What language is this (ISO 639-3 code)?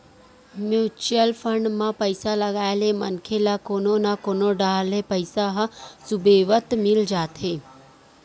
hne